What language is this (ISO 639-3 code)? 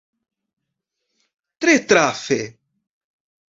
epo